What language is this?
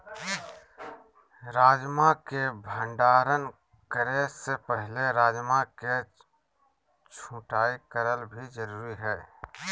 Magahi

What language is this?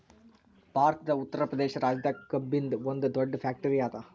Kannada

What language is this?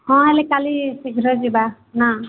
Odia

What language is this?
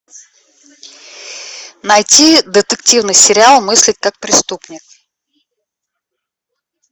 Russian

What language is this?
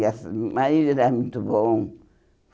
Portuguese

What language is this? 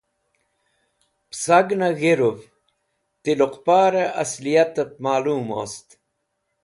Wakhi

